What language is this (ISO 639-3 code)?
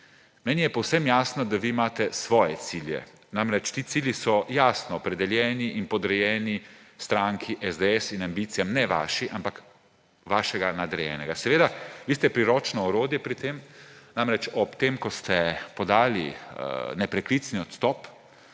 slv